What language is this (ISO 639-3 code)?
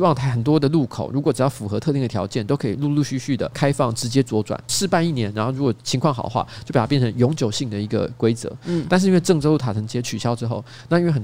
zho